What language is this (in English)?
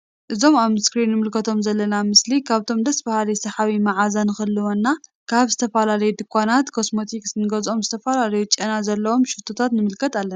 Tigrinya